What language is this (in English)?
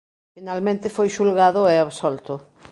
Galician